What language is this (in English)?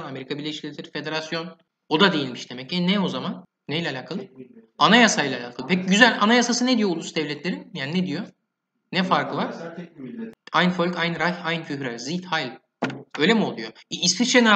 Turkish